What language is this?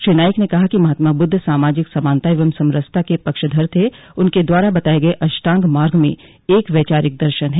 Hindi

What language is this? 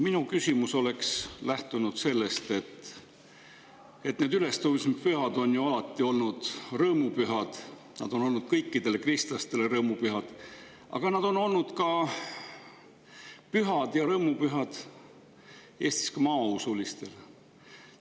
Estonian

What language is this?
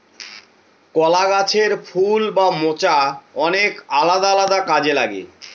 Bangla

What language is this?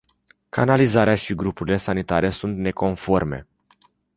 Romanian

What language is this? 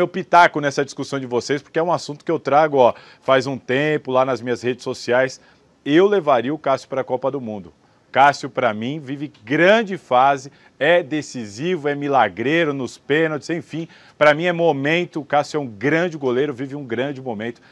Portuguese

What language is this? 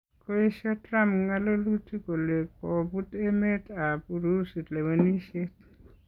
Kalenjin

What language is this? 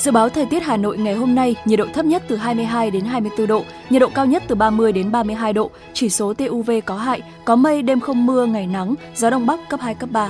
Vietnamese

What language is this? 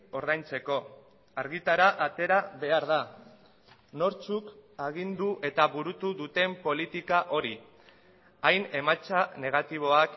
Basque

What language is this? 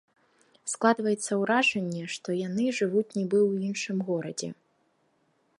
Belarusian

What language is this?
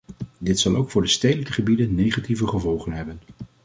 Dutch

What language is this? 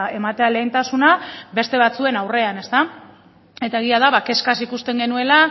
Basque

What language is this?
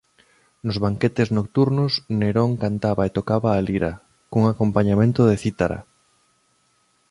Galician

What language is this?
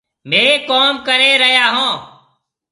Marwari (Pakistan)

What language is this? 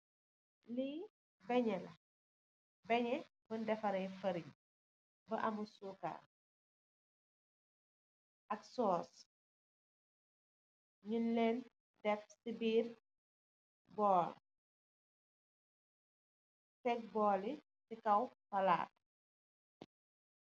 Wolof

